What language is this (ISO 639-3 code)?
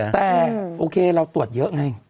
tha